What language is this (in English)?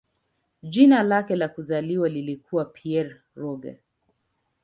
Swahili